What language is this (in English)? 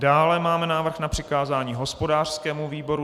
Czech